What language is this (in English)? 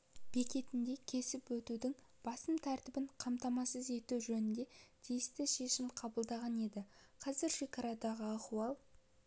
Kazakh